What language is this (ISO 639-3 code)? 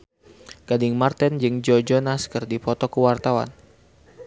sun